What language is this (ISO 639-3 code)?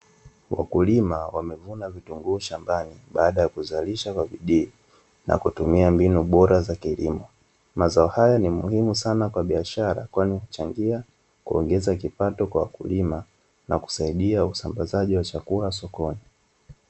swa